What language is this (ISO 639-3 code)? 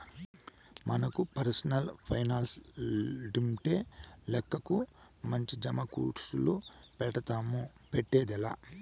tel